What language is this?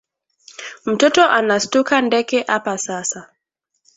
Swahili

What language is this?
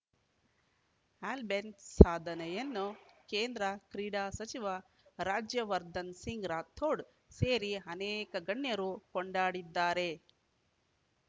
Kannada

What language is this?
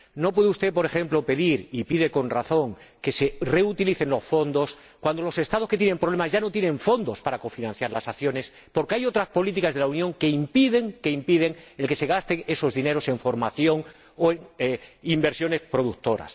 Spanish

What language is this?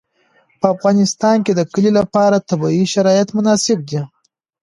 Pashto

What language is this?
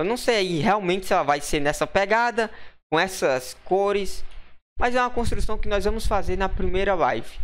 Portuguese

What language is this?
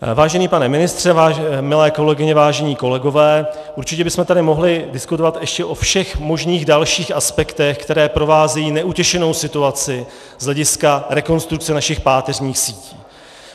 Czech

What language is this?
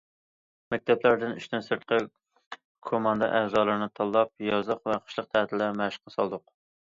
Uyghur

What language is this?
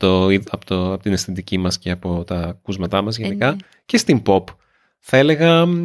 Greek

